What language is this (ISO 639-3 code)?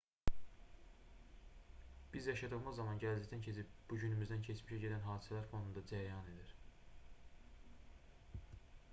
aze